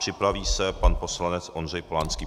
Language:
Czech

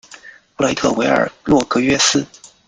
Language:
Chinese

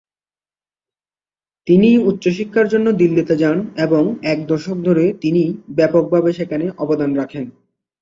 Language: Bangla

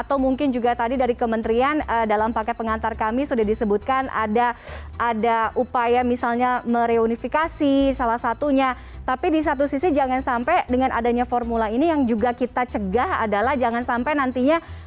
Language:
Indonesian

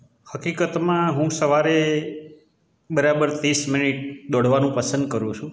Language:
Gujarati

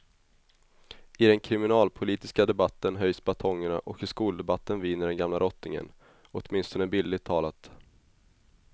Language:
Swedish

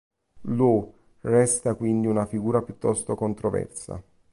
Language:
Italian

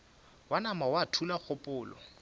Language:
Northern Sotho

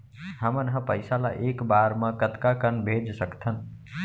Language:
Chhattisgarhi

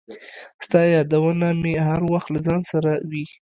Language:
Pashto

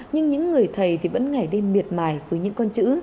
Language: Vietnamese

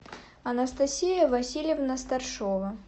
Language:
Russian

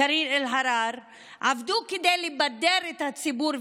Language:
Hebrew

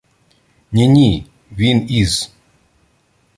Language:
Ukrainian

